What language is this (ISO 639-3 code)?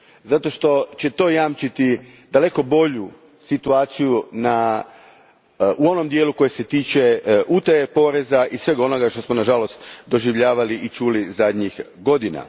hrv